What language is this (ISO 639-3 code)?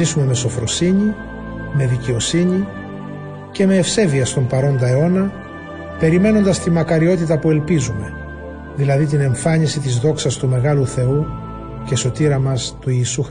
ell